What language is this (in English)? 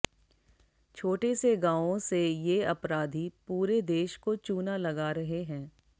Hindi